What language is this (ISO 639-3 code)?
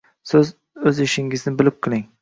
uzb